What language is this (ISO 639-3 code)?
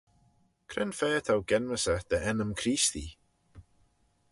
glv